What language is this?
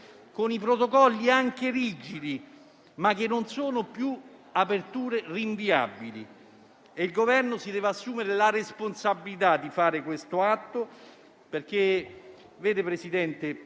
Italian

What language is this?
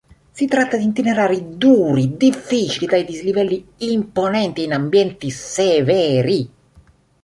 Italian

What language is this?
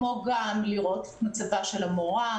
Hebrew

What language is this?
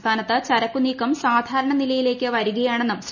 Malayalam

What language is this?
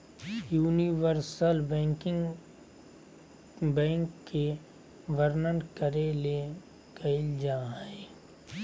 Magahi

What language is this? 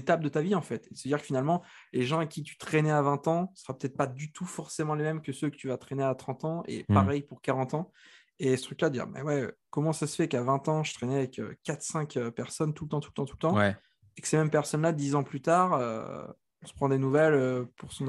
French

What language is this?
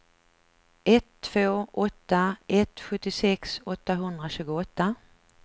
Swedish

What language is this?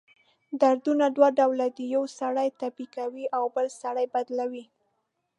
Pashto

